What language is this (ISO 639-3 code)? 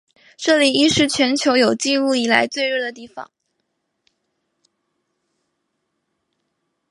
zho